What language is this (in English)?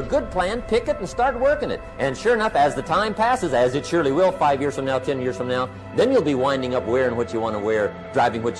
English